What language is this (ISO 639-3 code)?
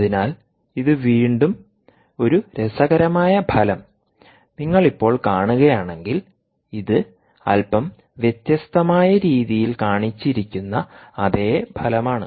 mal